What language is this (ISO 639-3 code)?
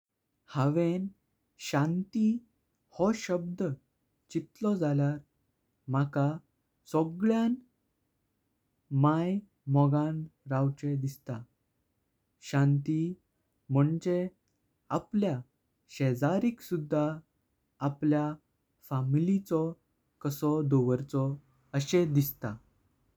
kok